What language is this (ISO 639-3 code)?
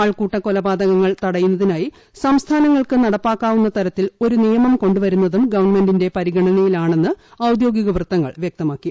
mal